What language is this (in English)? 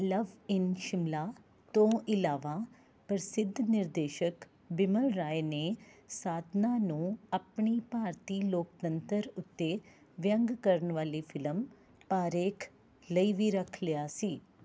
Punjabi